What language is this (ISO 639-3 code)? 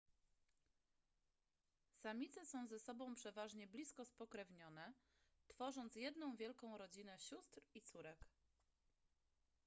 pol